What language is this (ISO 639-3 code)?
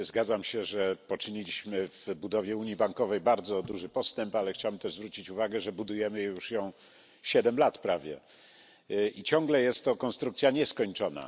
pol